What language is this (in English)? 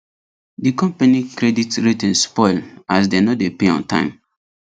Nigerian Pidgin